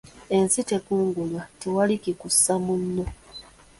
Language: Ganda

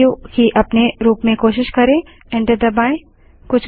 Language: Hindi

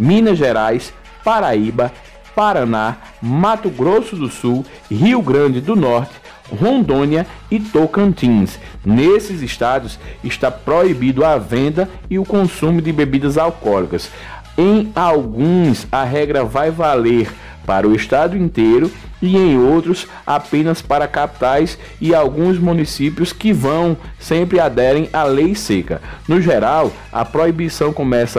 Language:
Portuguese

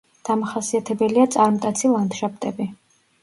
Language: Georgian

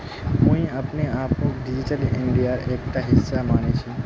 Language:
Magahi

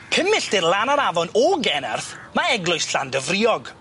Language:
Welsh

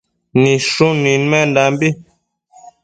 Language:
Matsés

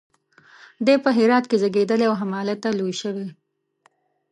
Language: Pashto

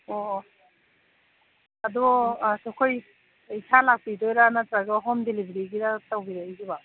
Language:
Manipuri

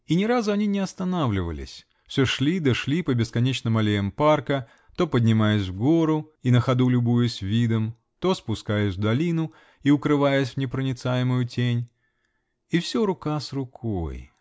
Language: Russian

